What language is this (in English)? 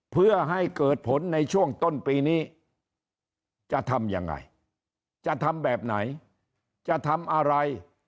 Thai